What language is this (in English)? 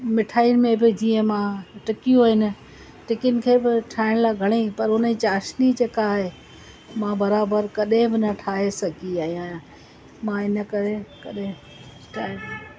Sindhi